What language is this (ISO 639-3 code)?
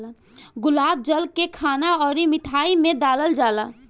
bho